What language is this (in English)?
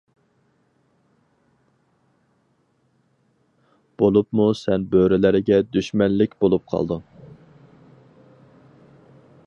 Uyghur